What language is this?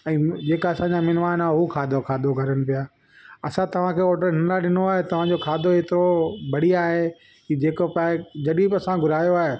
Sindhi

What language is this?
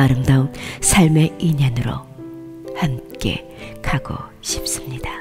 Korean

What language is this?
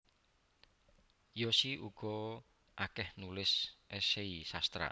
Javanese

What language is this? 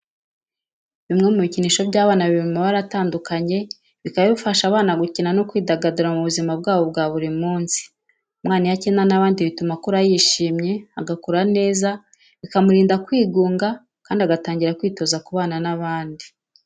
Kinyarwanda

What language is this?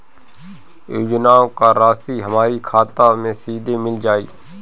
Bhojpuri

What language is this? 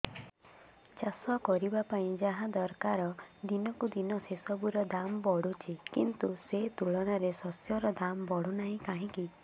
Odia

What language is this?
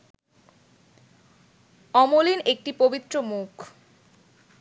Bangla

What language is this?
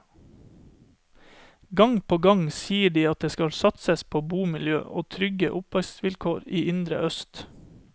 Norwegian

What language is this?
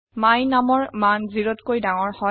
Assamese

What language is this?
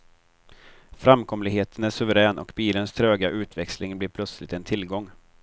Swedish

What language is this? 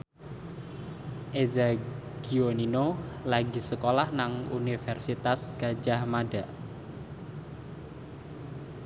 Javanese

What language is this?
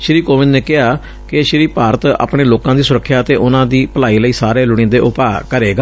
Punjabi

